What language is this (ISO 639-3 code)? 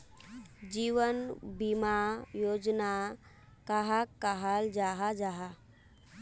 mag